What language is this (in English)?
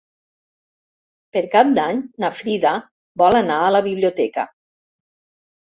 Catalan